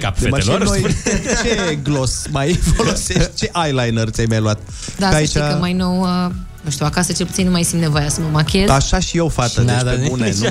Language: Romanian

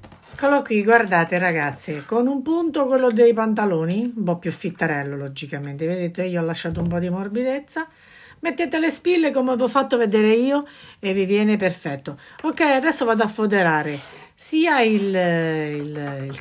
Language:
Italian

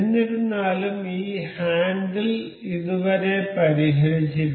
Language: Malayalam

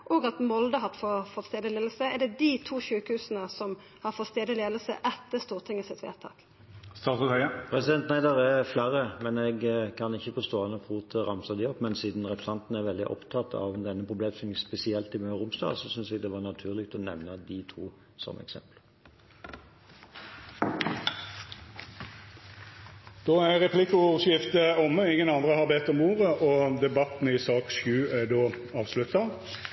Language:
Norwegian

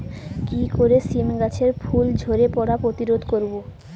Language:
Bangla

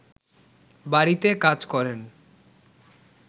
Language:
Bangla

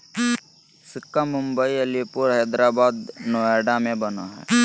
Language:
Magahi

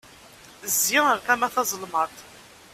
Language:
Kabyle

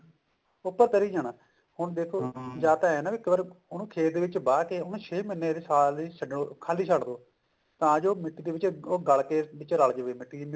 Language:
Punjabi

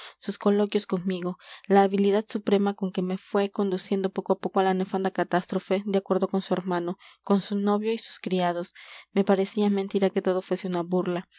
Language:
Spanish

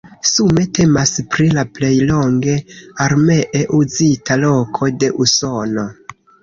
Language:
Esperanto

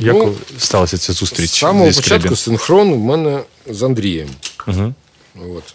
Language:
Ukrainian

